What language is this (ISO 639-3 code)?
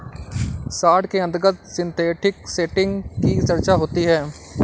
hin